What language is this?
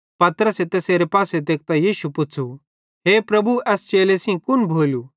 Bhadrawahi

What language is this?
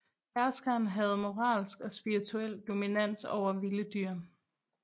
Danish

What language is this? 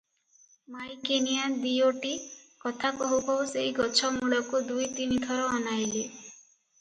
Odia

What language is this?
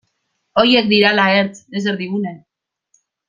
Basque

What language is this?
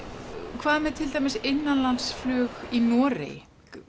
Icelandic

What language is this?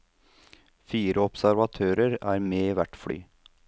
Norwegian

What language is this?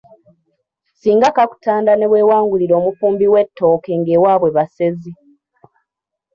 Ganda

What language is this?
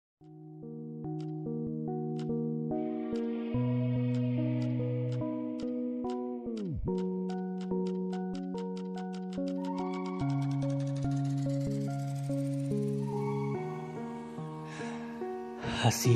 Hindi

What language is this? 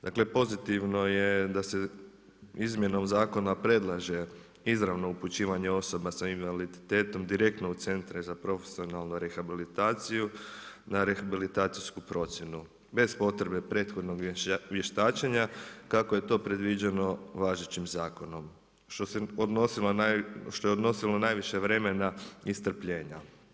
Croatian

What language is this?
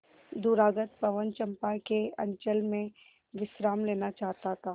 Hindi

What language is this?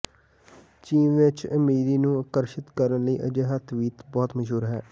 Punjabi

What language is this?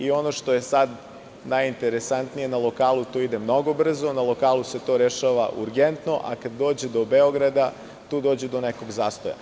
Serbian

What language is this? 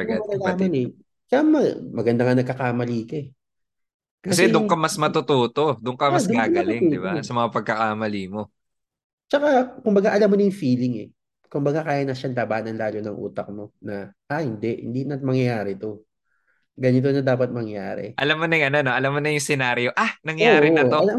Filipino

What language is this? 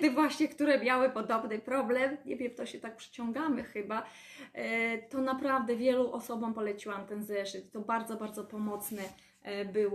Polish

